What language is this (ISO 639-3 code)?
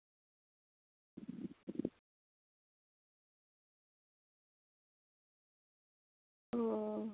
sat